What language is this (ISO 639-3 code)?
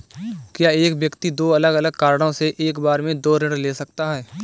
hin